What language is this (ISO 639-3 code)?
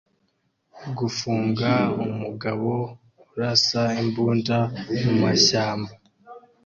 kin